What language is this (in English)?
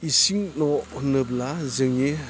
Bodo